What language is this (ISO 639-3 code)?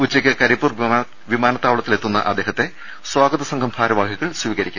mal